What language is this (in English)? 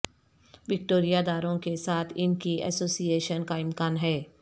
Urdu